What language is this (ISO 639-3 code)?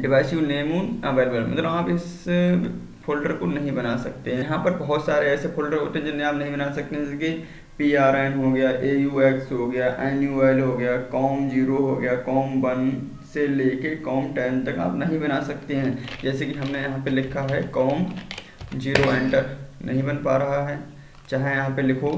hin